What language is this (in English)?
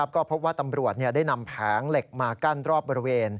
Thai